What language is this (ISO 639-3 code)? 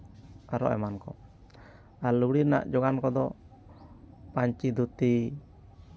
sat